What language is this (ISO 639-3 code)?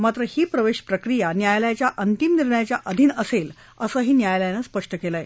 mar